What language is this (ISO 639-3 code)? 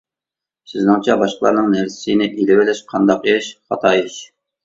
uig